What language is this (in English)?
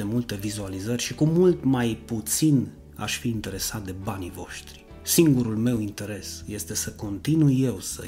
Romanian